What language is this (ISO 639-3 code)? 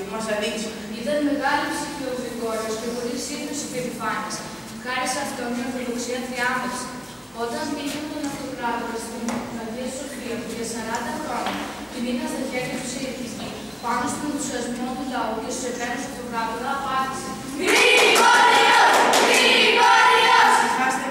ell